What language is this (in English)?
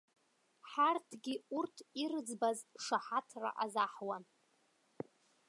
Abkhazian